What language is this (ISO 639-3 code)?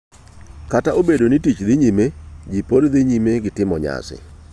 luo